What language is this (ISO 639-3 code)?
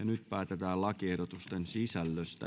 fin